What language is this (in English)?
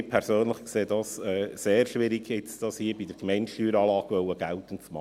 Swiss German